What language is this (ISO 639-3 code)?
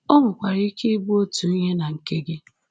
ibo